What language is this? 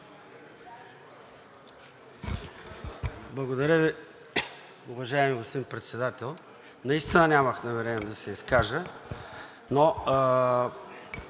Bulgarian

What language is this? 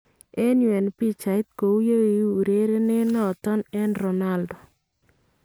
Kalenjin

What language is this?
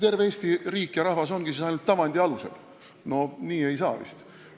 Estonian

